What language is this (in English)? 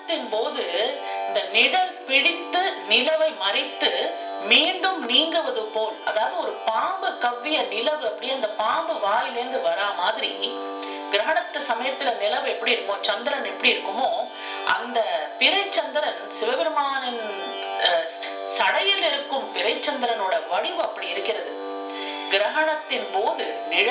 Tamil